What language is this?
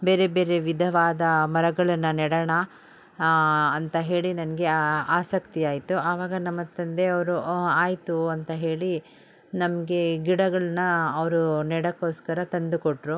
Kannada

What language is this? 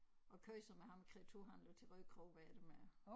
Danish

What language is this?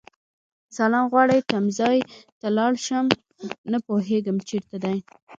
Pashto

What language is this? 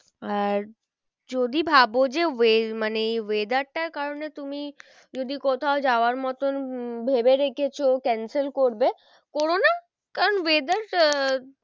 Bangla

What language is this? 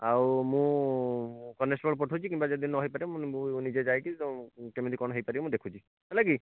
Odia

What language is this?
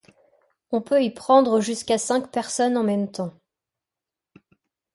French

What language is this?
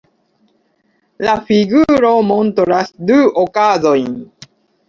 Esperanto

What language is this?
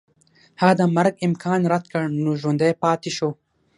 Pashto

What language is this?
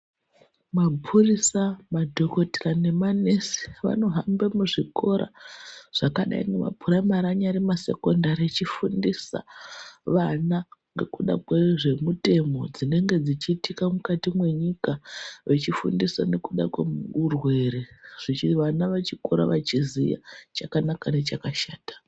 Ndau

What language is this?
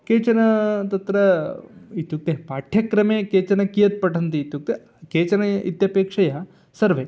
Sanskrit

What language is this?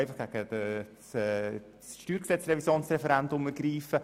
Swiss German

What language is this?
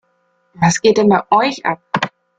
German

